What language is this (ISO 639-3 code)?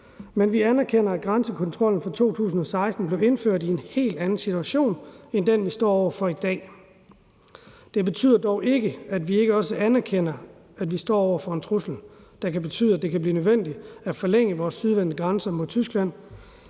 dan